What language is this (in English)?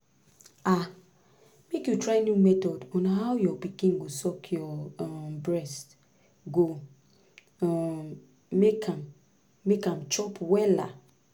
Nigerian Pidgin